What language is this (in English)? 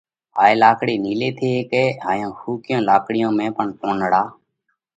Parkari Koli